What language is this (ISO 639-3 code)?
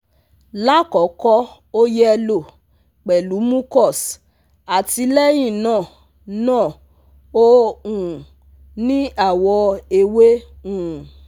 yor